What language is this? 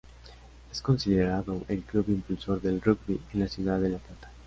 Spanish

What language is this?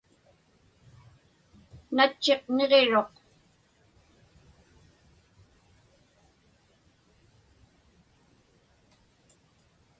Inupiaq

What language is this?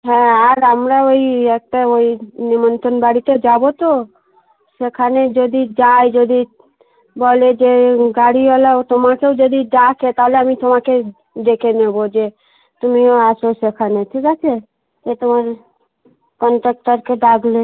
Bangla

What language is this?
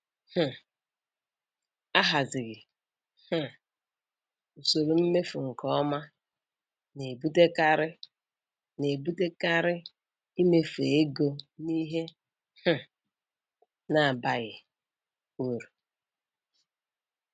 Igbo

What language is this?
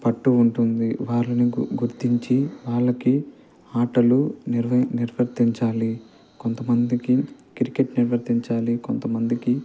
Telugu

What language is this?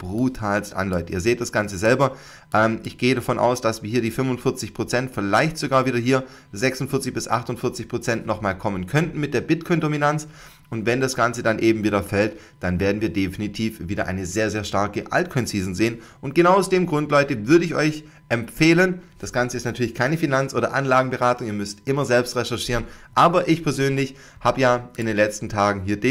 German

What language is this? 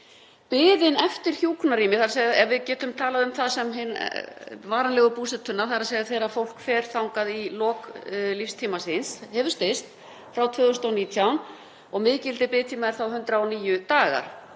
Icelandic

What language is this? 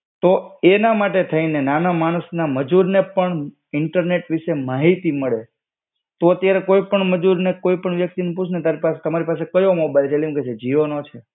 Gujarati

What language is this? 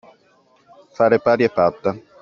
Italian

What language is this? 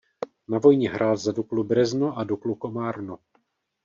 Czech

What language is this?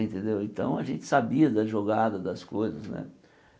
Portuguese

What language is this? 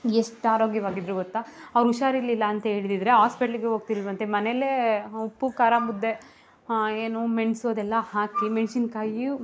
Kannada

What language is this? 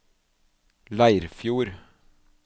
Norwegian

